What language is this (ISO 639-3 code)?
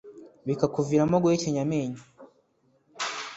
kin